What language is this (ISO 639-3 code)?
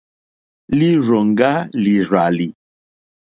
bri